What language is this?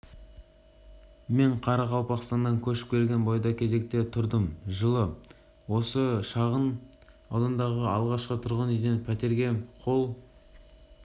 Kazakh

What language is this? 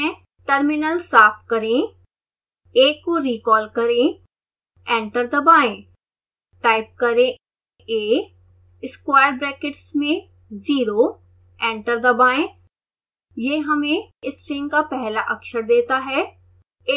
Hindi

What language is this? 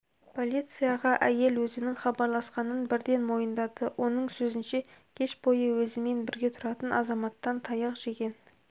Kazakh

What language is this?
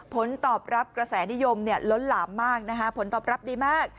Thai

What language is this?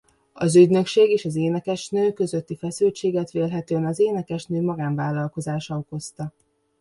Hungarian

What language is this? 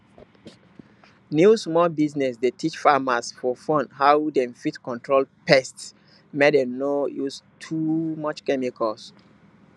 Nigerian Pidgin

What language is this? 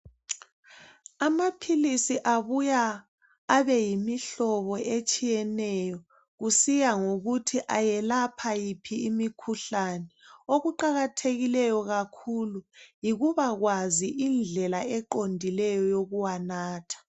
North Ndebele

